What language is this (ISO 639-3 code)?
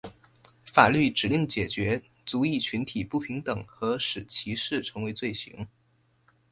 zho